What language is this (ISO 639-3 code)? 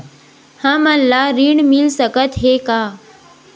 hne